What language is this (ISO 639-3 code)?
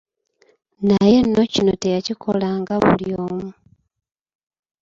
lug